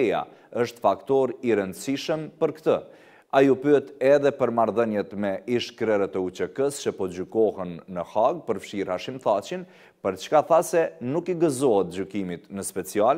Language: Romanian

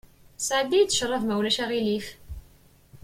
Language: Kabyle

